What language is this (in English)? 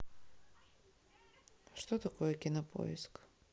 Russian